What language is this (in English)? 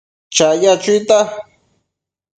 Matsés